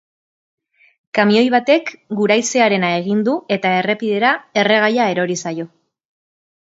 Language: Basque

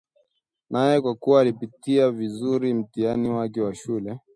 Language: Swahili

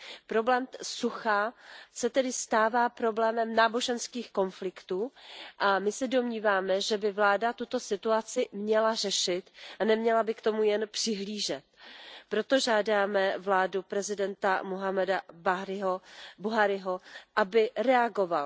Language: Czech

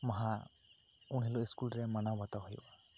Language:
Santali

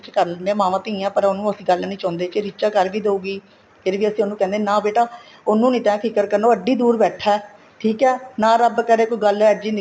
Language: Punjabi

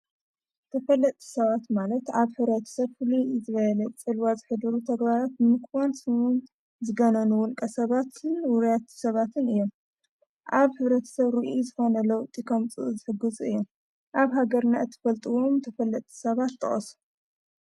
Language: Tigrinya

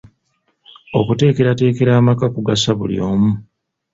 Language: Ganda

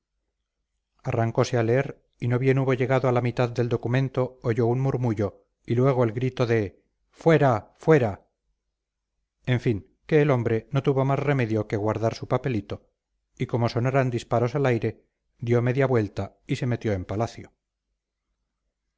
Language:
Spanish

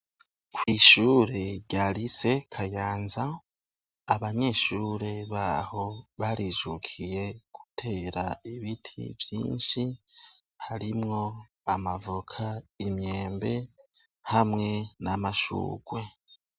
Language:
Rundi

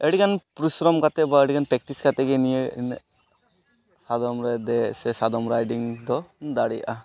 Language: Santali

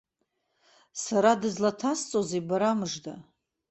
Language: Abkhazian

